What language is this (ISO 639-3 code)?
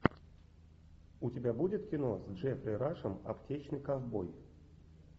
rus